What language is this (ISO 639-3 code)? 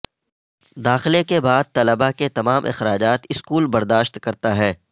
urd